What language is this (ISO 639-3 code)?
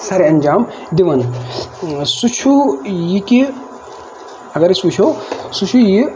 kas